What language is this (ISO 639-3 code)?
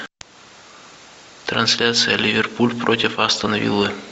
rus